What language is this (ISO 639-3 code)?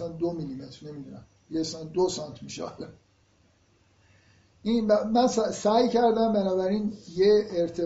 fas